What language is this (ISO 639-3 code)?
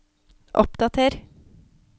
nor